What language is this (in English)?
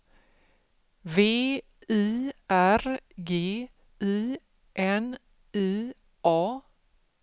Swedish